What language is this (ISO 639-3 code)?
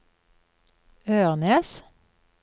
nor